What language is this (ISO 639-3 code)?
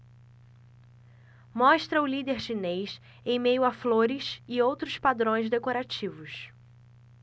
por